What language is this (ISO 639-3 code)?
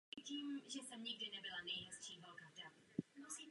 ces